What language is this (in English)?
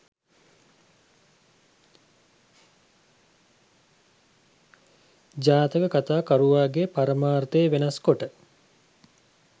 Sinhala